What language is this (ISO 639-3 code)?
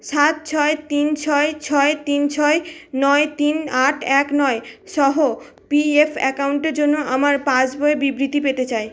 ben